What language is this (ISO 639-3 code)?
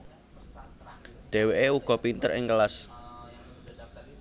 jav